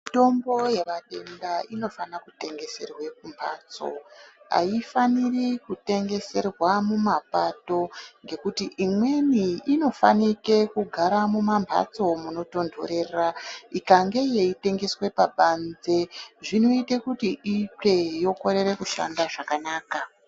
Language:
Ndau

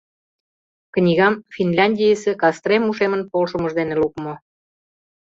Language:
Mari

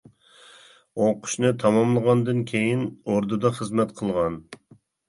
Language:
Uyghur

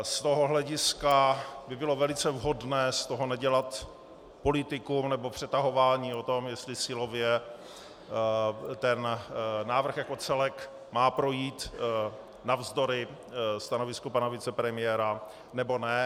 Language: Czech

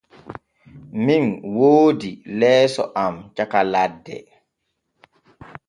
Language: Borgu Fulfulde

